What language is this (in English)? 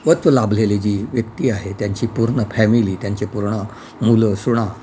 Marathi